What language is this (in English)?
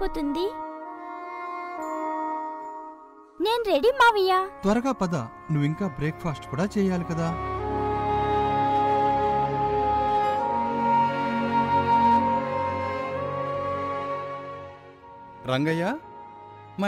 Telugu